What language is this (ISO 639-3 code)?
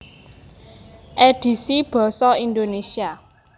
jav